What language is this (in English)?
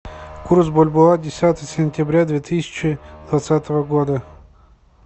Russian